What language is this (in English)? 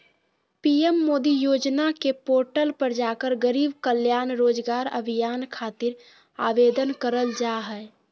Magahi